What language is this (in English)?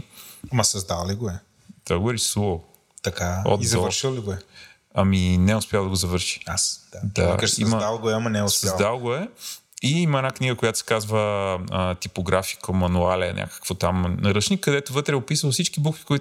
Bulgarian